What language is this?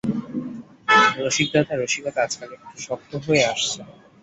Bangla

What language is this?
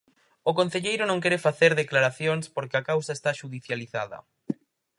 Galician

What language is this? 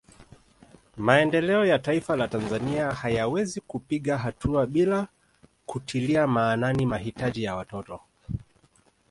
Swahili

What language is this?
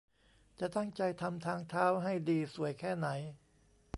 Thai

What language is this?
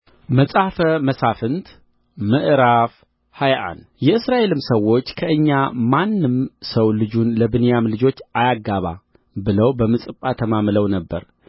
Amharic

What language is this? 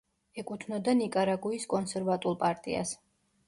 Georgian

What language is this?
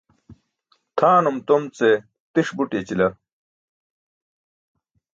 Burushaski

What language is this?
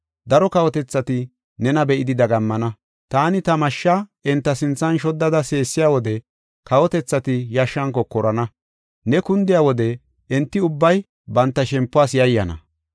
Gofa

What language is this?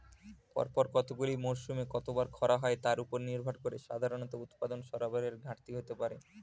Bangla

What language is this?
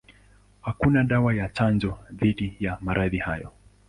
Swahili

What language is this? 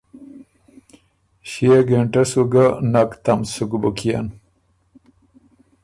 Ormuri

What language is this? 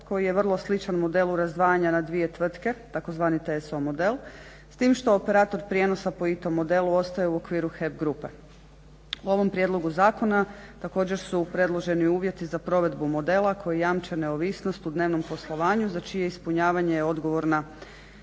Croatian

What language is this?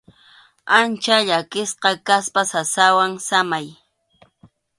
Arequipa-La Unión Quechua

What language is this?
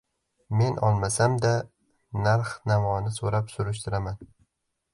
Uzbek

